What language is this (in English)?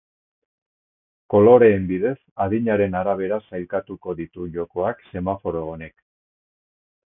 Basque